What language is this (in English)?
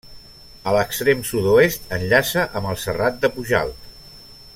Catalan